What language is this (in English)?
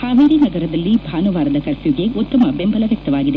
Kannada